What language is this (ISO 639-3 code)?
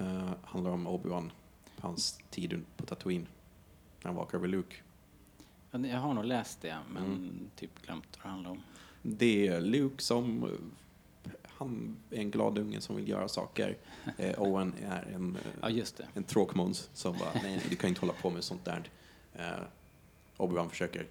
swe